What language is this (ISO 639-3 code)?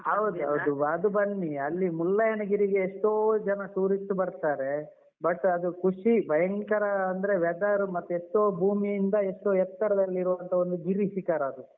kan